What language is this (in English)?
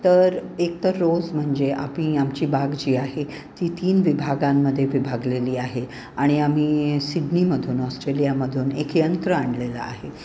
Marathi